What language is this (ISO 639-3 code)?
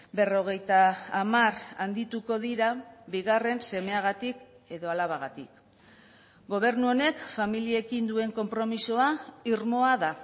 eus